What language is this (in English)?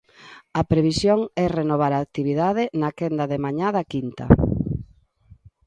Galician